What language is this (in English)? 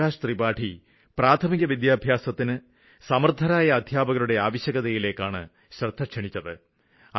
Malayalam